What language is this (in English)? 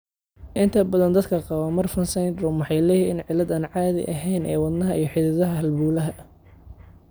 Somali